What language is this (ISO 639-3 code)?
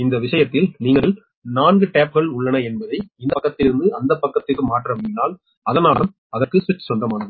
tam